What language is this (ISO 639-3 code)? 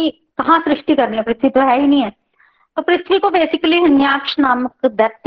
hin